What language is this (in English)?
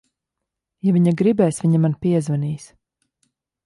Latvian